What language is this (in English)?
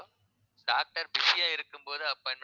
Tamil